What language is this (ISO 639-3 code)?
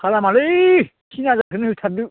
brx